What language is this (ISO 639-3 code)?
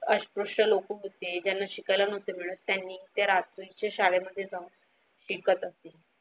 mar